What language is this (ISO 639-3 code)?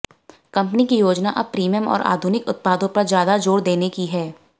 hin